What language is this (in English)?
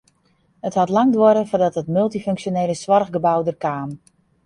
Western Frisian